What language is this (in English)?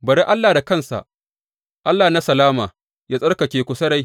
Hausa